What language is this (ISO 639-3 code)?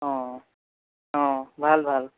asm